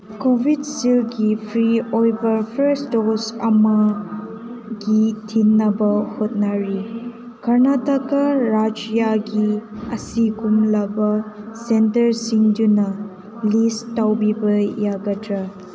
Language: Manipuri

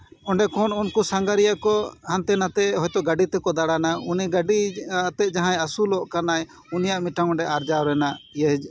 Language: Santali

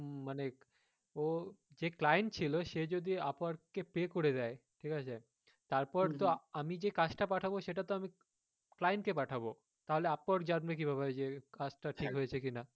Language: Bangla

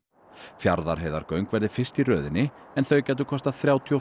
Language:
Icelandic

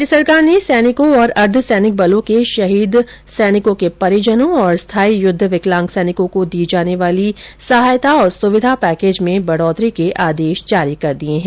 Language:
Hindi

